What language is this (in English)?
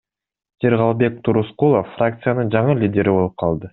Kyrgyz